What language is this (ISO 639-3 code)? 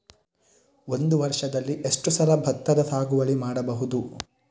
kan